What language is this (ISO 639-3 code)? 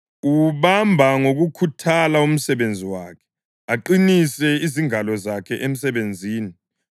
nde